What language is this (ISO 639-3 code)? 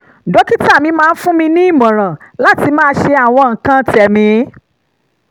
yor